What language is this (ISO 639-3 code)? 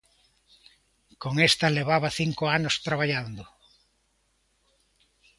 glg